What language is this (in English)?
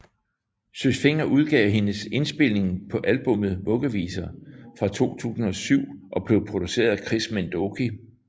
Danish